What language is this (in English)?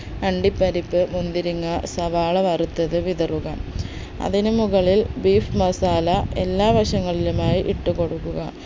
Malayalam